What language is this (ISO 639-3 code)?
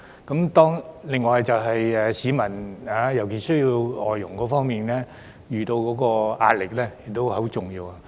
yue